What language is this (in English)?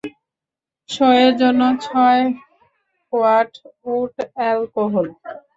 Bangla